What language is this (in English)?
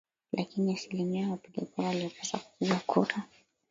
Swahili